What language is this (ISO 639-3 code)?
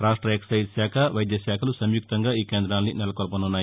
tel